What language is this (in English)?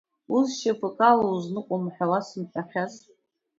Abkhazian